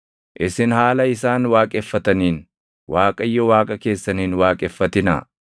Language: Oromo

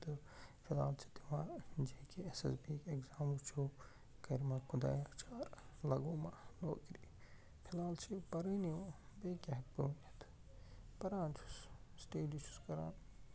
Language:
Kashmiri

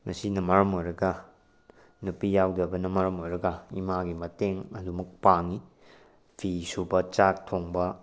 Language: Manipuri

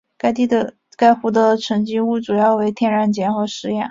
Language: Chinese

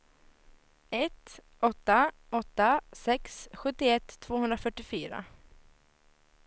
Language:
Swedish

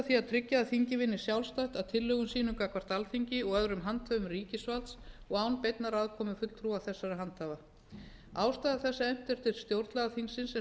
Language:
Icelandic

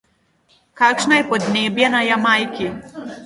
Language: Slovenian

